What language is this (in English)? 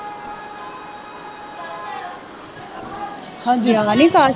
Punjabi